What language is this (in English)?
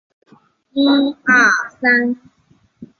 Chinese